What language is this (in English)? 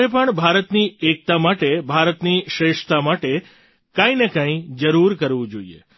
Gujarati